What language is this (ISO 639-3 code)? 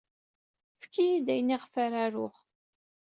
kab